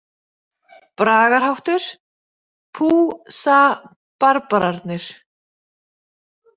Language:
Icelandic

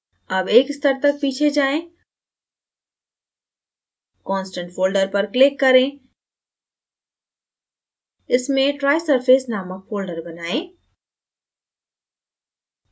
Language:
Hindi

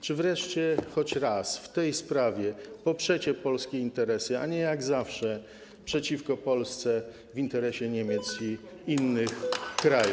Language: Polish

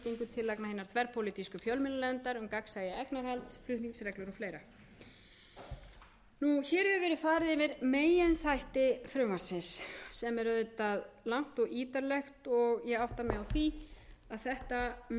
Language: Icelandic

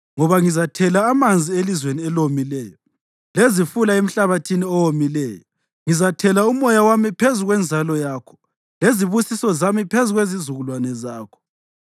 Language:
North Ndebele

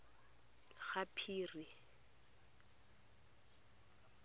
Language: Tswana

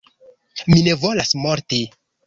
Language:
Esperanto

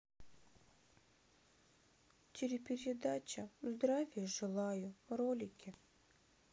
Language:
Russian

